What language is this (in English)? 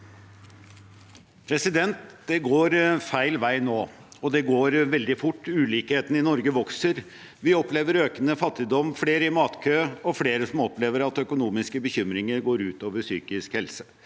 Norwegian